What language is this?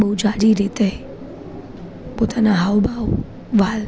Gujarati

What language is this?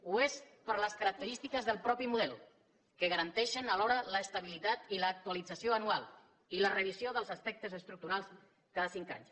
Catalan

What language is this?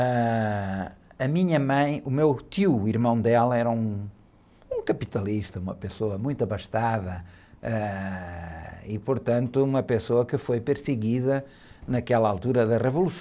Portuguese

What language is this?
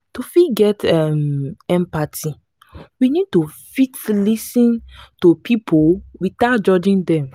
Nigerian Pidgin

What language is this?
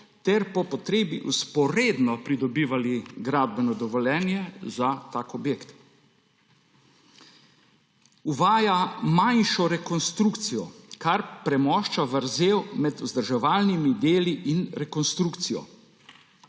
Slovenian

